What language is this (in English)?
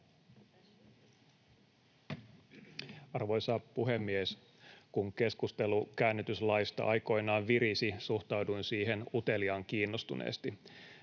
Finnish